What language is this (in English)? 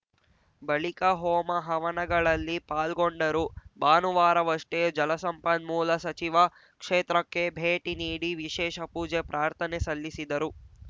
Kannada